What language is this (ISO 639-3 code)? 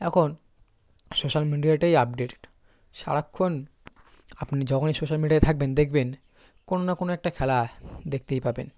ben